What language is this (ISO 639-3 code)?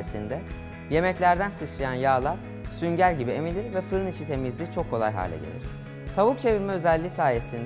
tur